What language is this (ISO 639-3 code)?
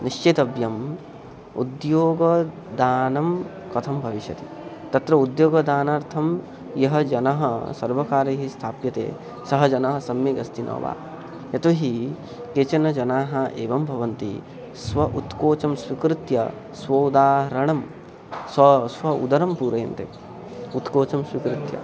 san